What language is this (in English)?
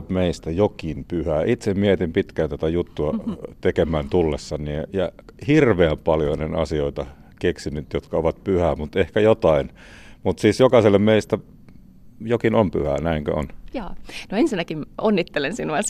Finnish